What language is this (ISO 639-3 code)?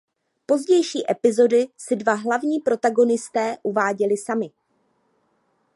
ces